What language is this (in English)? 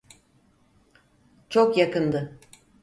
Turkish